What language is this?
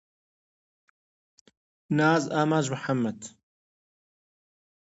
Central Kurdish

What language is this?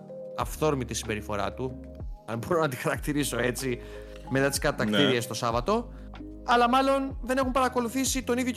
Greek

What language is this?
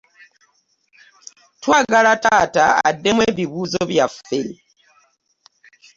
Ganda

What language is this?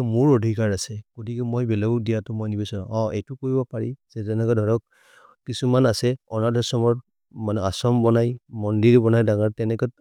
Maria (India)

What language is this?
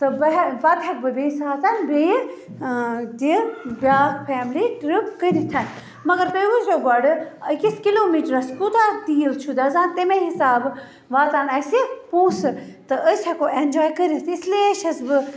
Kashmiri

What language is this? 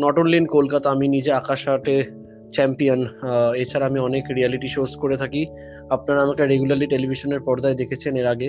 Bangla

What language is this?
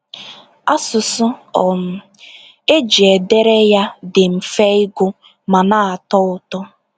Igbo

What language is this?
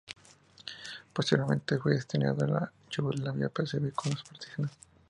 Spanish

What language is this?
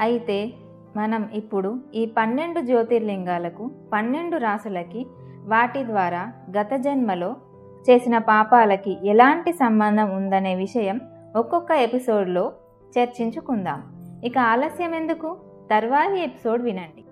Telugu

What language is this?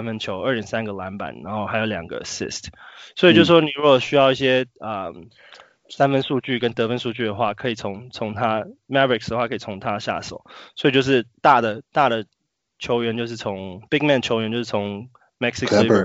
Chinese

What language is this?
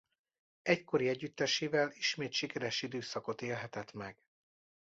Hungarian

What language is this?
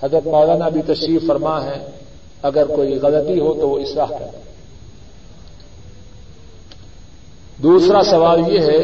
Urdu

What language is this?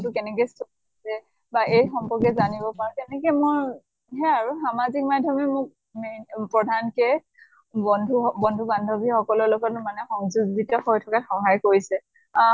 Assamese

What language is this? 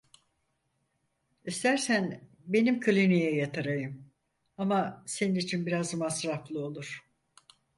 Turkish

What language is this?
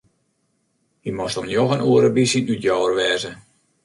Western Frisian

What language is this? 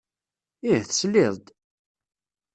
Kabyle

